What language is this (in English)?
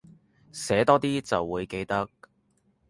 Cantonese